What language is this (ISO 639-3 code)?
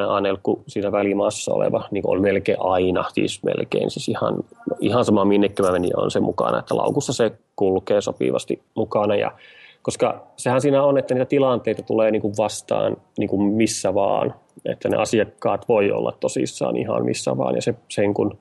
fin